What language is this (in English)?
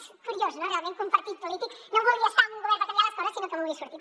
Catalan